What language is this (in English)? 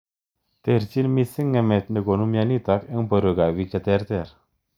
Kalenjin